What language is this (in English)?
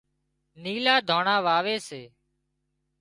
Wadiyara Koli